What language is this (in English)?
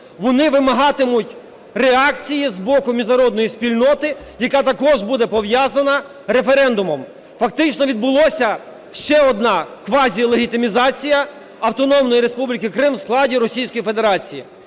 Ukrainian